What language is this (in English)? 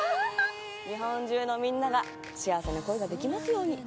Japanese